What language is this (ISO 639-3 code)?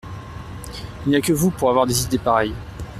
fra